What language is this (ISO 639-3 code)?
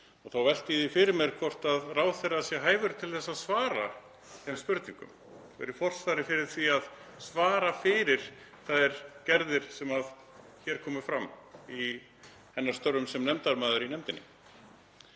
isl